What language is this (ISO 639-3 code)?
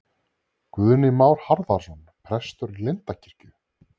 isl